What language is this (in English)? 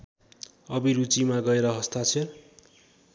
Nepali